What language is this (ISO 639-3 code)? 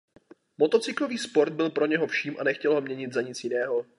ces